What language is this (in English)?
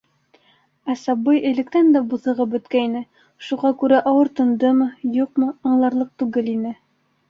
Bashkir